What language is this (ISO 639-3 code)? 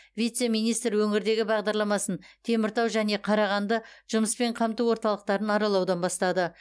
kaz